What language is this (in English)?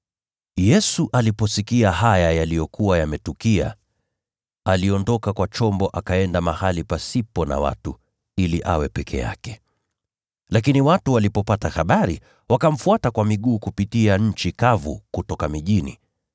Swahili